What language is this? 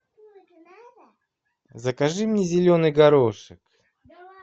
Russian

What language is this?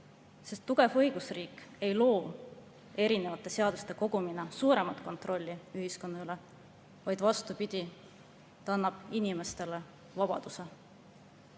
Estonian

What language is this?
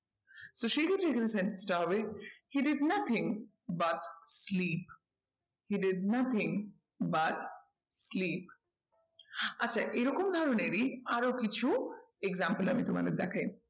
Bangla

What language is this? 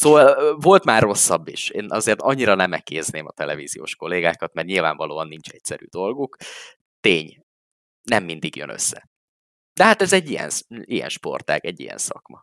Hungarian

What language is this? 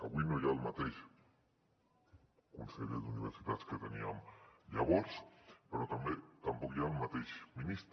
Catalan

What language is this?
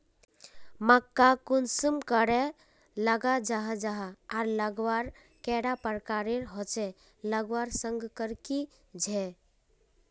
Magahi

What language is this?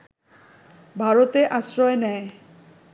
Bangla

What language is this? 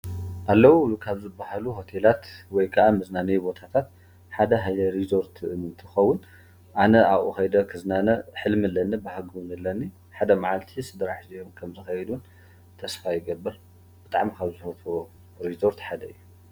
Tigrinya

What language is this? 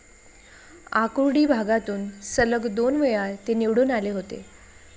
Marathi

